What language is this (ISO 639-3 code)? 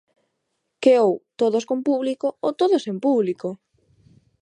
glg